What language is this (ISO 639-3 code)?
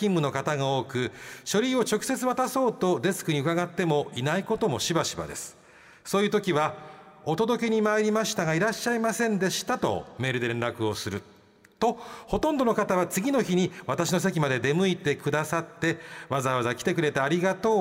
jpn